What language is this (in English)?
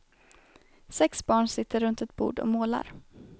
Swedish